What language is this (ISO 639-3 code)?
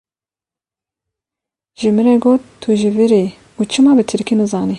kur